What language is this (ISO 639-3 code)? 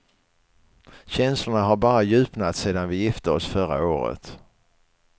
swe